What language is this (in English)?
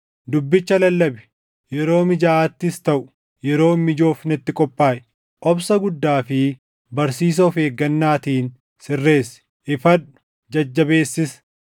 Oromo